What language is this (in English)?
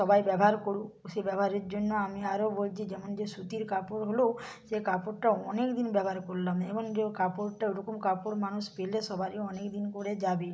Bangla